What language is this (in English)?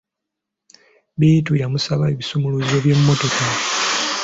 Ganda